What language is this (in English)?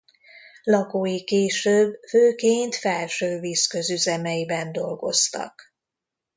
Hungarian